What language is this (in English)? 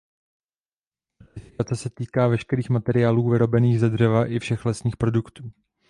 Czech